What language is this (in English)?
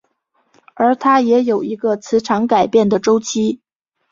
Chinese